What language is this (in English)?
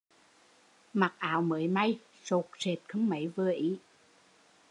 Vietnamese